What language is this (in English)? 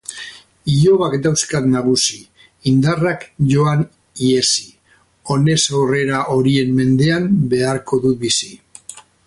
Basque